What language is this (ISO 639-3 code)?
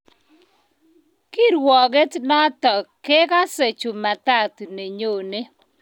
kln